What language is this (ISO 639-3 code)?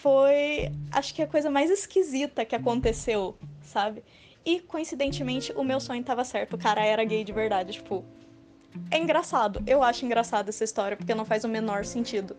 por